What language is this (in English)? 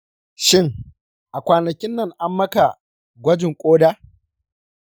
Hausa